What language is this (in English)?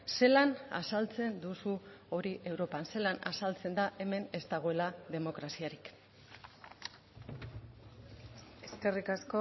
Basque